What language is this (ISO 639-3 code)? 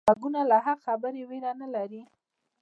pus